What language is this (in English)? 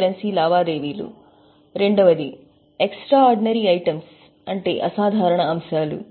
Telugu